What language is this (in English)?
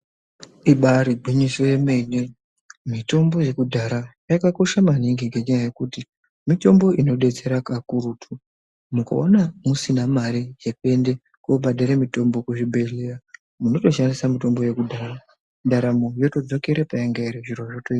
Ndau